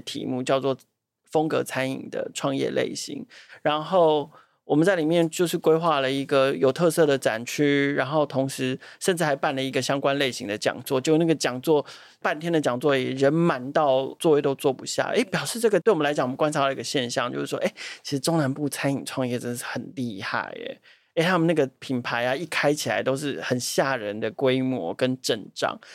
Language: Chinese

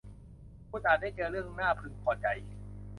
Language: Thai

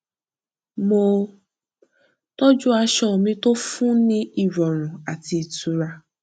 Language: Yoruba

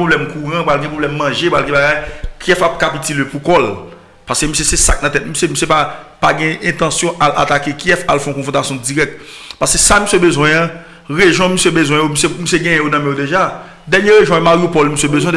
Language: French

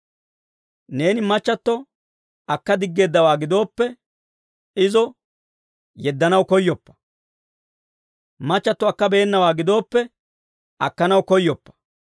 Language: Dawro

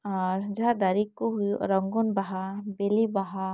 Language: Santali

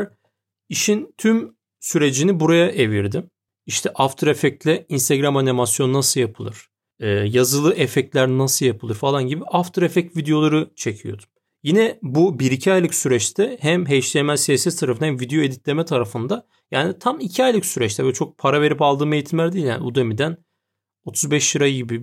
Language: Turkish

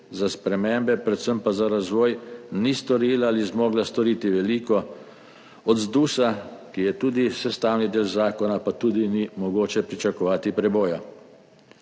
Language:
Slovenian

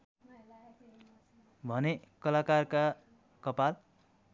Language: Nepali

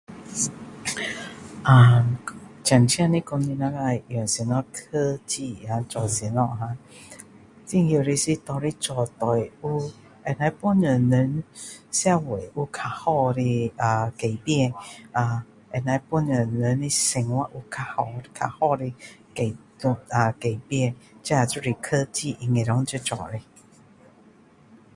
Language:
Min Dong Chinese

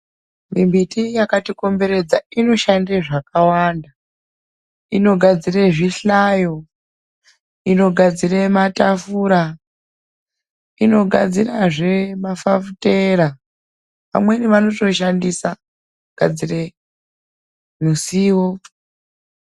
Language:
Ndau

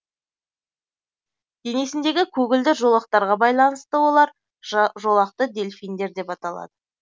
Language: Kazakh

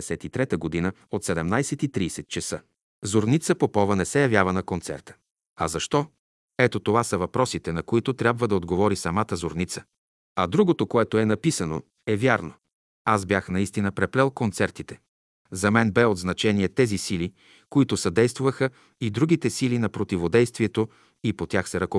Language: Bulgarian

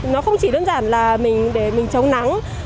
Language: Vietnamese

